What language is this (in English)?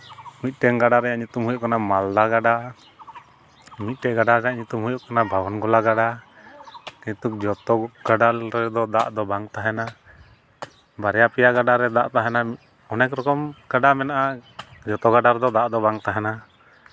Santali